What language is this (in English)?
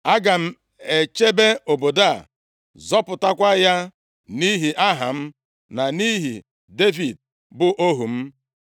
Igbo